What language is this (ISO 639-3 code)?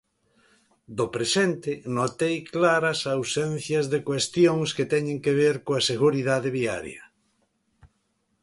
glg